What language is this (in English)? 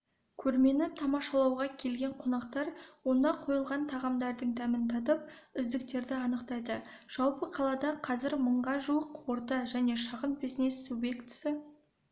Kazakh